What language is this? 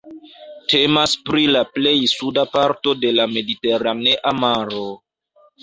Esperanto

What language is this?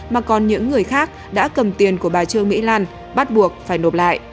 Vietnamese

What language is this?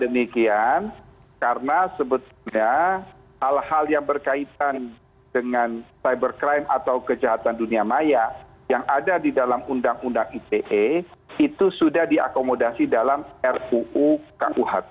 Indonesian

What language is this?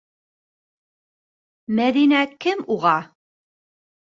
Bashkir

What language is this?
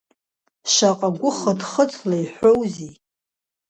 Abkhazian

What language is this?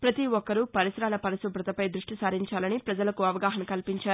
Telugu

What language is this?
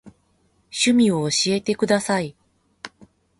Japanese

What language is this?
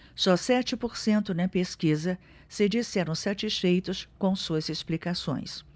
Portuguese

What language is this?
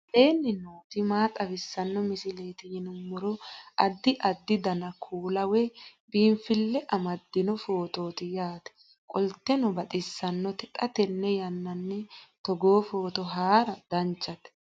Sidamo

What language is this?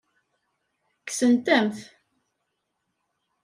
Kabyle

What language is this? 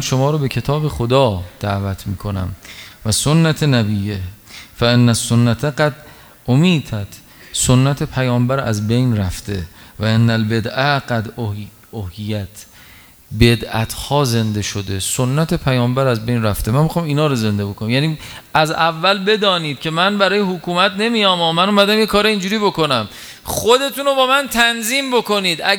Persian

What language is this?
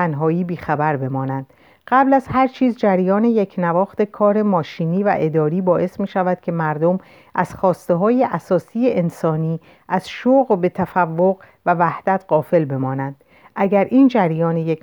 Persian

